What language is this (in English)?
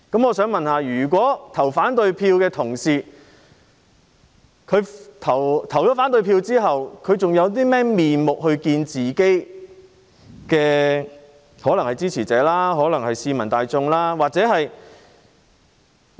Cantonese